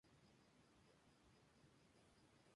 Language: Spanish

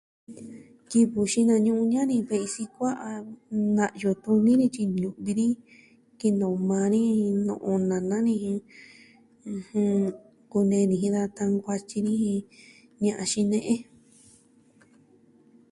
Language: Southwestern Tlaxiaco Mixtec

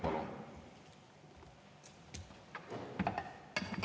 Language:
Estonian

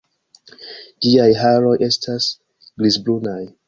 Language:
Esperanto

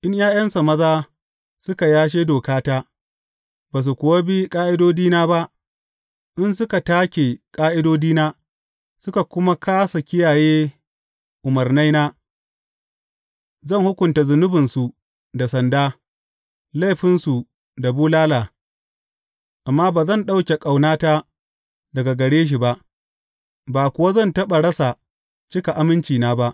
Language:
Hausa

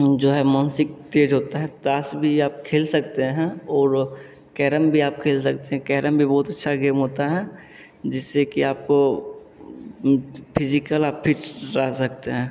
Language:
Hindi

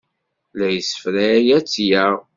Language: Kabyle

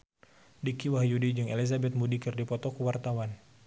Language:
Sundanese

